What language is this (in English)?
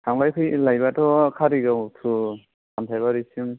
Bodo